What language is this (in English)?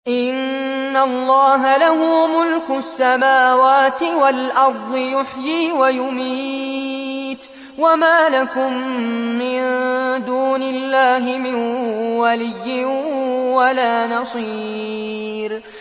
Arabic